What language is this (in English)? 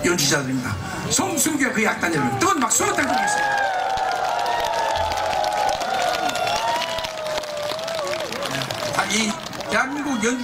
Korean